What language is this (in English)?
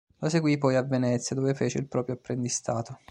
Italian